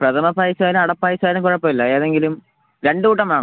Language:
Malayalam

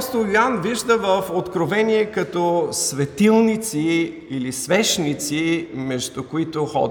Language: Bulgarian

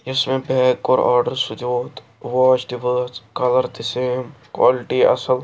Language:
Kashmiri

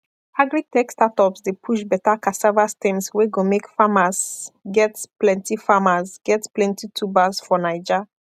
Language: Nigerian Pidgin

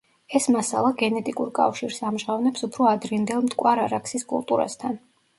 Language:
Georgian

